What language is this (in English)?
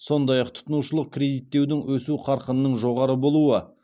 Kazakh